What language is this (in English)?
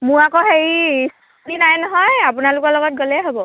Assamese